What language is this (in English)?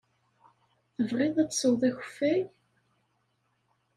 Kabyle